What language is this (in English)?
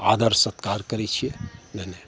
Maithili